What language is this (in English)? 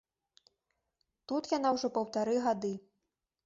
Belarusian